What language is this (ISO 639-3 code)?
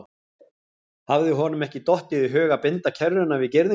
isl